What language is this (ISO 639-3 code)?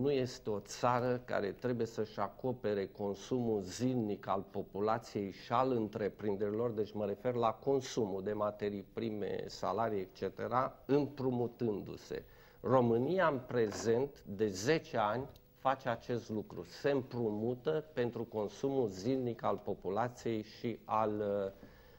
ron